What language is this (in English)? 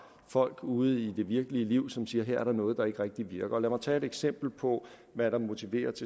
Danish